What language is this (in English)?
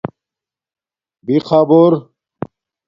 Domaaki